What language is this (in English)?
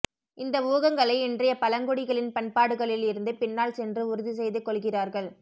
Tamil